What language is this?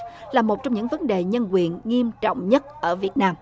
Vietnamese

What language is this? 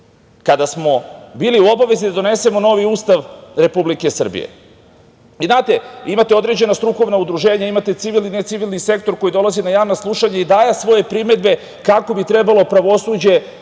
Serbian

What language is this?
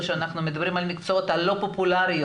Hebrew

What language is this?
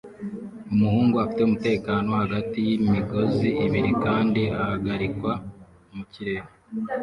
Kinyarwanda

